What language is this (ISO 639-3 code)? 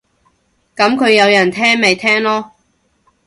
yue